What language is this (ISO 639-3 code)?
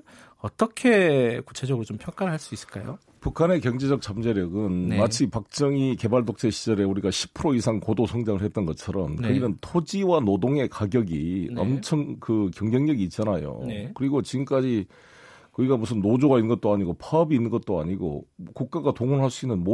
kor